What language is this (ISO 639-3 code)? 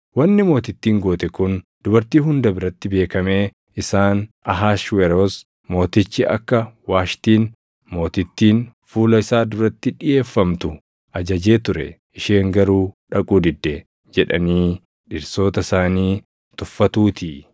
orm